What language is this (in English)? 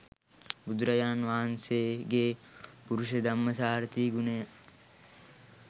Sinhala